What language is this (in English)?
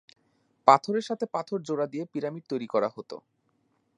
Bangla